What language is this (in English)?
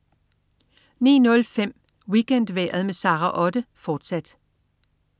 Danish